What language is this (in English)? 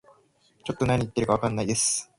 Japanese